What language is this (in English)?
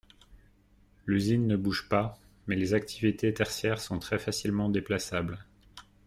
French